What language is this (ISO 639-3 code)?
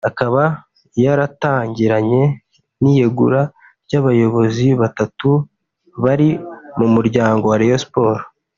kin